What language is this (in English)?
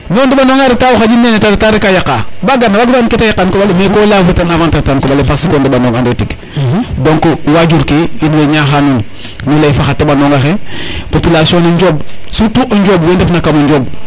Serer